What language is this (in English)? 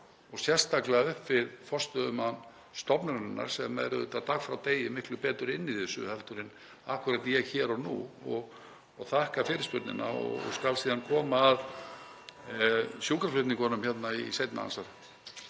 Icelandic